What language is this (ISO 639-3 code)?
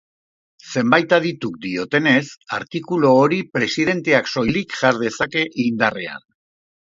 eus